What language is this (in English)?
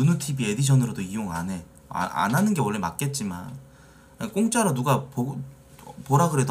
Korean